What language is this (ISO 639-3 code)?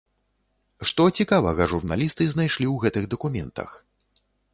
bel